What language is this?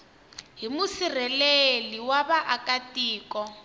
Tsonga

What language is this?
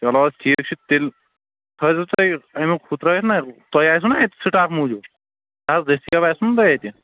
Kashmiri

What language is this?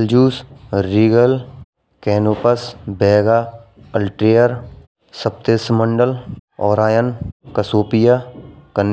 Braj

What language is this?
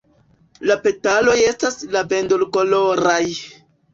Esperanto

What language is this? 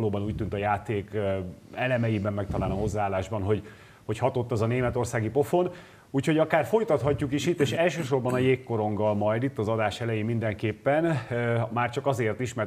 Hungarian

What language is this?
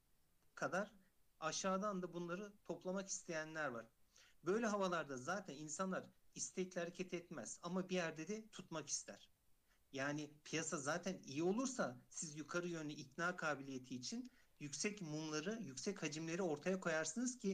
Turkish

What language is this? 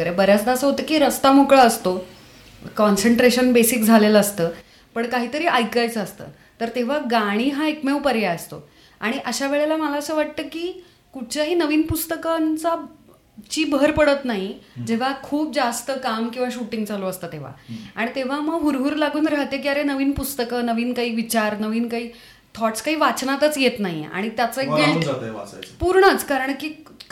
Marathi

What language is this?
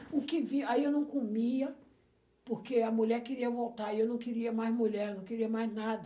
Portuguese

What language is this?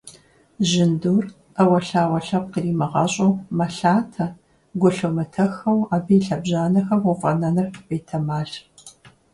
Kabardian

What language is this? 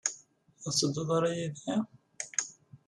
Kabyle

